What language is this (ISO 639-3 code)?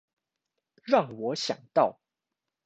zho